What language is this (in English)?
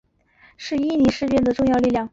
Chinese